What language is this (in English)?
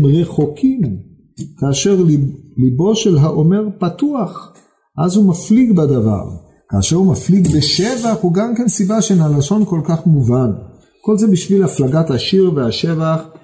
Hebrew